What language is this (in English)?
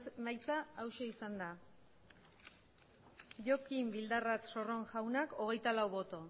Basque